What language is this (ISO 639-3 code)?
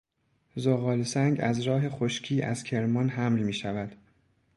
fas